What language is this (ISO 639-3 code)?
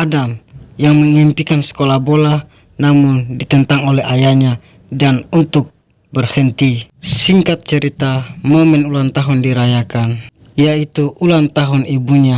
ind